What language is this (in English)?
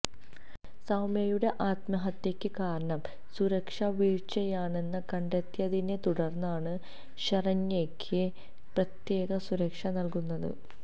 Malayalam